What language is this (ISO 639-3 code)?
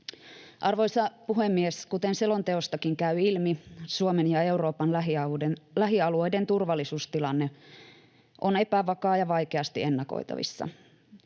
fin